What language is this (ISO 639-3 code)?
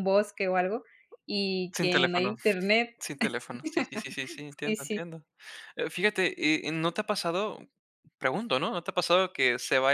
spa